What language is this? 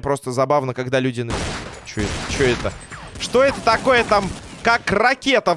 Russian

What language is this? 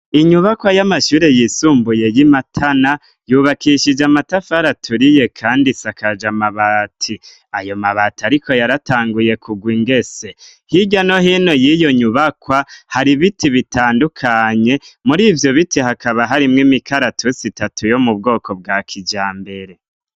Rundi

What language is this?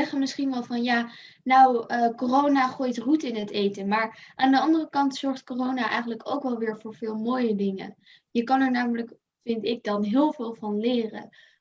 Dutch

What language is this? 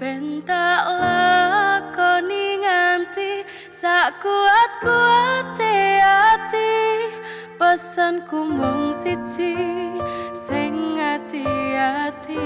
Indonesian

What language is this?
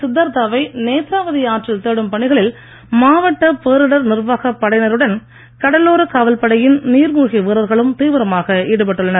Tamil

